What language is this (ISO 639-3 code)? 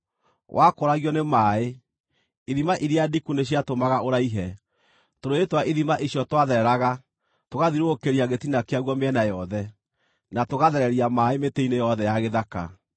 kik